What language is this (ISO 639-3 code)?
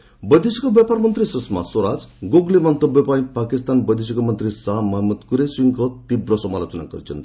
ori